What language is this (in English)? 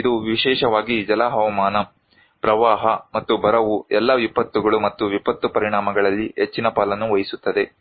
Kannada